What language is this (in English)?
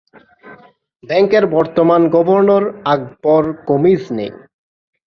Bangla